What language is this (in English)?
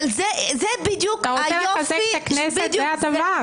Hebrew